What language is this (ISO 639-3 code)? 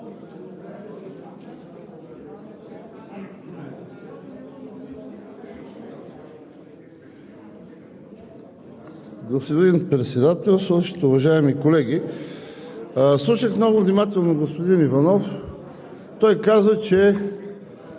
bul